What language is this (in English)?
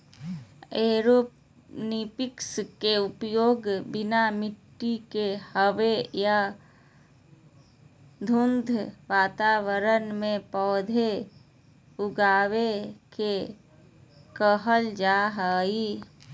Magahi